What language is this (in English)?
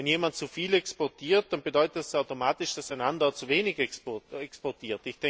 German